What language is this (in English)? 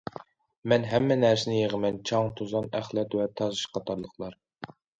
Uyghur